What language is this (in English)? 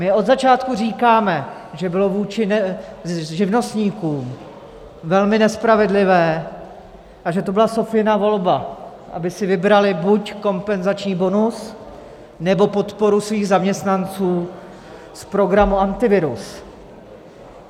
Czech